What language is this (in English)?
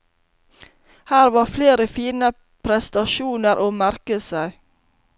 Norwegian